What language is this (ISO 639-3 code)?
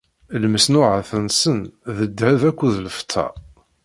kab